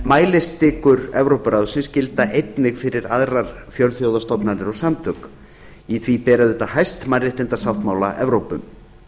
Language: Icelandic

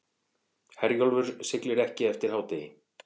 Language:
Icelandic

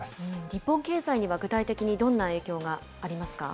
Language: Japanese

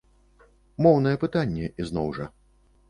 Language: Belarusian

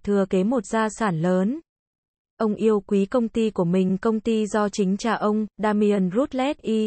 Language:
Vietnamese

